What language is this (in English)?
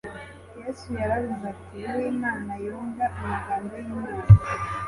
Kinyarwanda